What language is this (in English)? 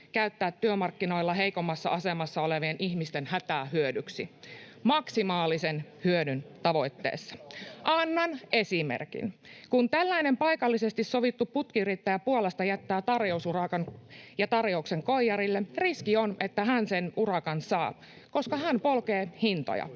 Finnish